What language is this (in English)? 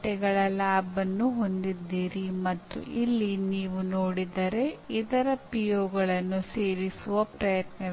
Kannada